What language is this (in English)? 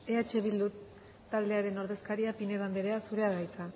Basque